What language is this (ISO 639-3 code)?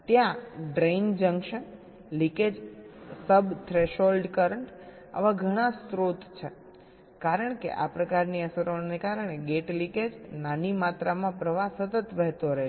guj